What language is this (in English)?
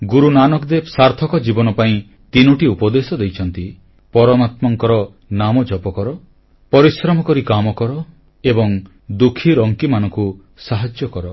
Odia